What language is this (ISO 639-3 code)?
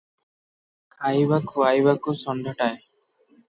ori